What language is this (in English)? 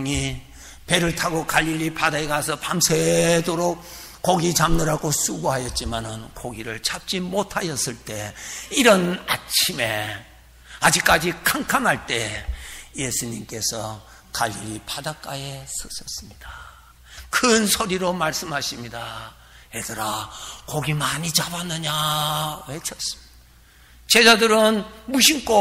Korean